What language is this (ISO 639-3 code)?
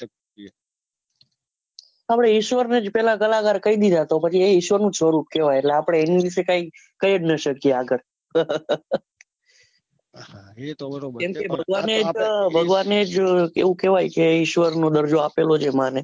guj